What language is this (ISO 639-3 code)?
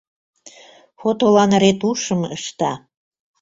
chm